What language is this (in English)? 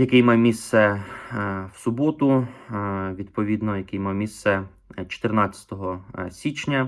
Ukrainian